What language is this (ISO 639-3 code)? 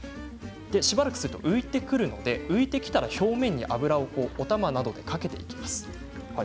jpn